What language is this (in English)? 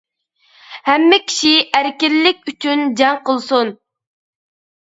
Uyghur